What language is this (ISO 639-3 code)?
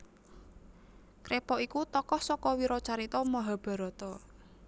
jav